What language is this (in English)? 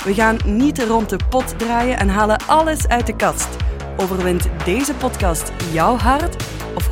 Dutch